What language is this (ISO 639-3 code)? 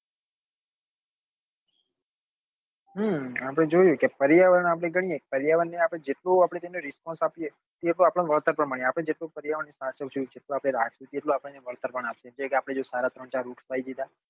guj